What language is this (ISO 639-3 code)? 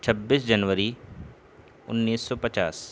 urd